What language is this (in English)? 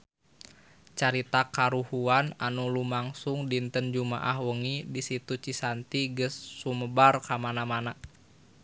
Sundanese